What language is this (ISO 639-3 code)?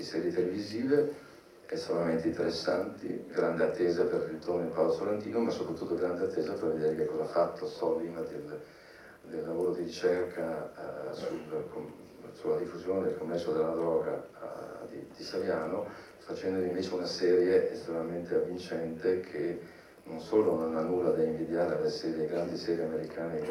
ita